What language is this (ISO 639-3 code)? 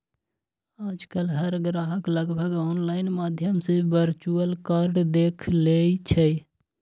mag